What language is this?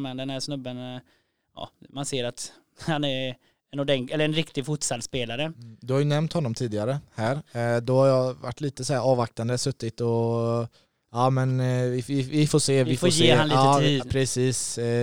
Swedish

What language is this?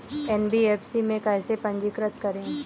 Hindi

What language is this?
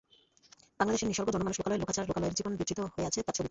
Bangla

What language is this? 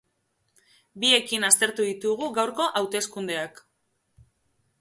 Basque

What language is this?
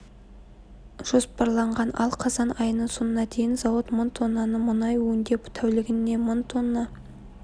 Kazakh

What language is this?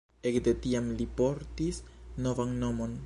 Esperanto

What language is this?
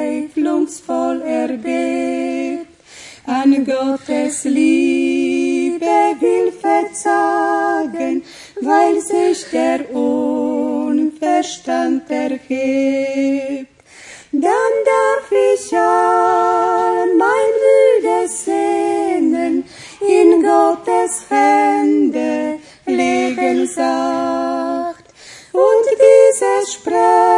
Romanian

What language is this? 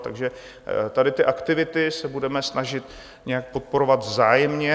Czech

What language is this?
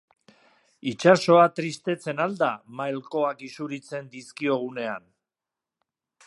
Basque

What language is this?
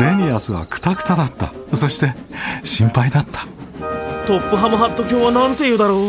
Japanese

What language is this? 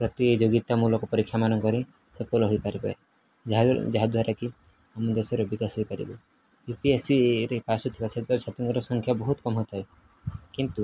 Odia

